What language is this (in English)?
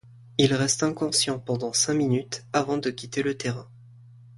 French